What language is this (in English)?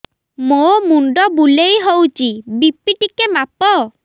Odia